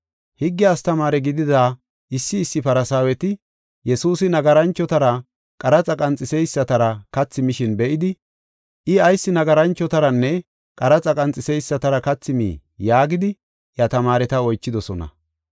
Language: Gofa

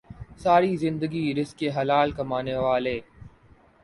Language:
Urdu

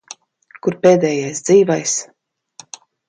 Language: Latvian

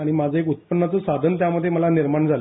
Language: Marathi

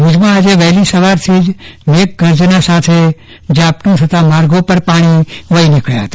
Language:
Gujarati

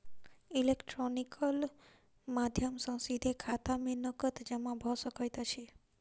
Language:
Maithili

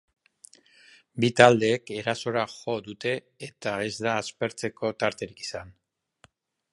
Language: Basque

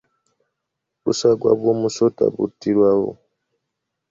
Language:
Ganda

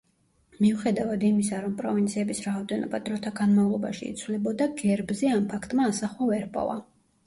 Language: Georgian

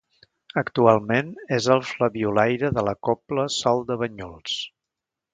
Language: Catalan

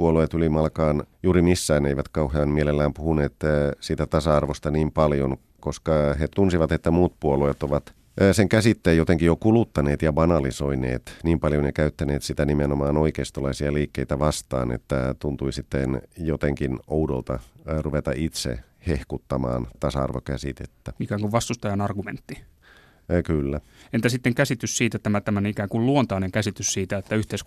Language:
Finnish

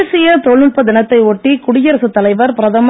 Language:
Tamil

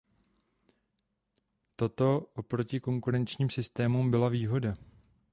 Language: Czech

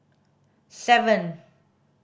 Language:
English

